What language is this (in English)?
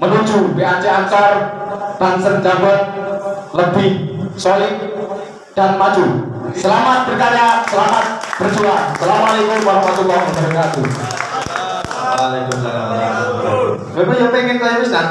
Indonesian